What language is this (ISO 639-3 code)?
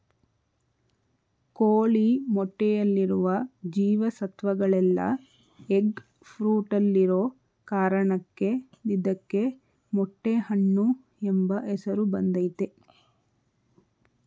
kan